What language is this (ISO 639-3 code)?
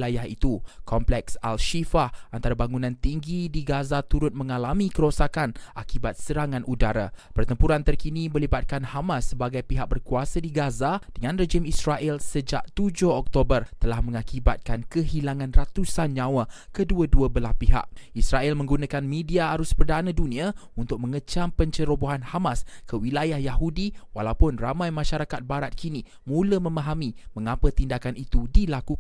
msa